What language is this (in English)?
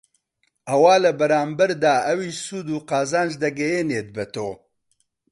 Central Kurdish